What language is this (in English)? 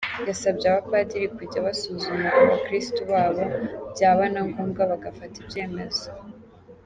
Kinyarwanda